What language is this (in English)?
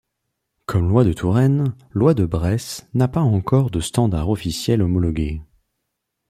French